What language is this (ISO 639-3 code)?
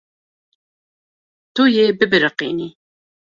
kur